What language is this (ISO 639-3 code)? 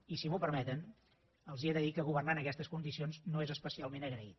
cat